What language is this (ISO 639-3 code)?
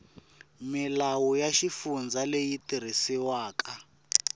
tso